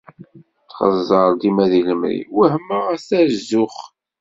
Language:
Kabyle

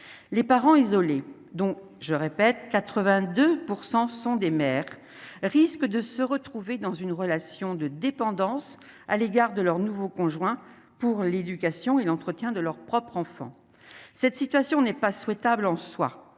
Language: French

